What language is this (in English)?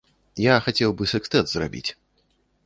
Belarusian